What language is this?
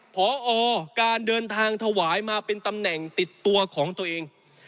Thai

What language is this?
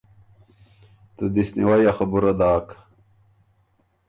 Ormuri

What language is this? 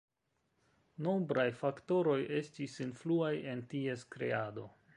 Esperanto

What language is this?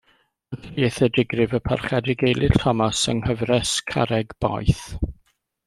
Welsh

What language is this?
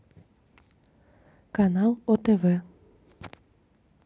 Russian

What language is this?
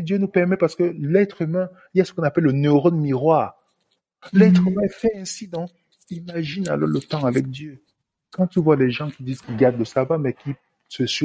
French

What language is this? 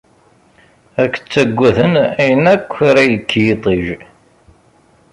Kabyle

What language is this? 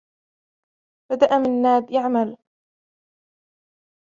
Arabic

